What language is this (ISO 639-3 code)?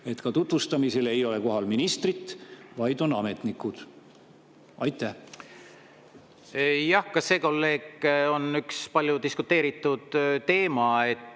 est